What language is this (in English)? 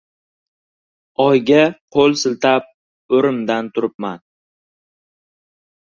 Uzbek